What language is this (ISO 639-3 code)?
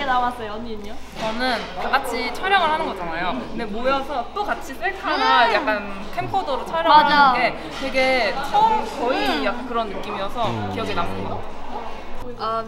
kor